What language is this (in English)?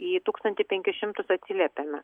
Lithuanian